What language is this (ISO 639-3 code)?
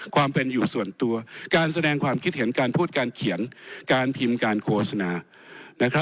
tha